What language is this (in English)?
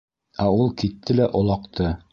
Bashkir